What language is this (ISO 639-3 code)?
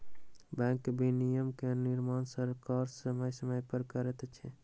mai